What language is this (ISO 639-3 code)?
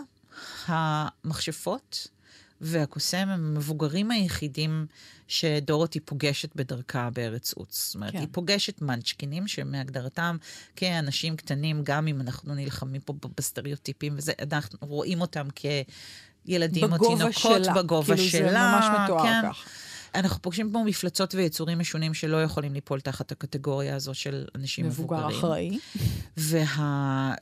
heb